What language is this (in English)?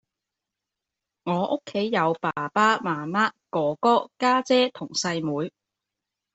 Cantonese